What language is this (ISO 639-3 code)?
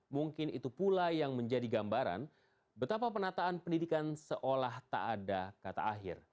ind